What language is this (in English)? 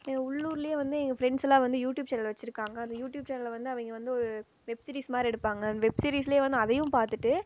Tamil